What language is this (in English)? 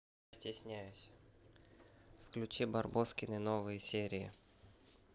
Russian